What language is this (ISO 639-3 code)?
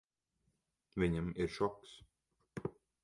lav